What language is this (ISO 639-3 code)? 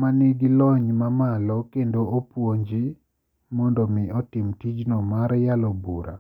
luo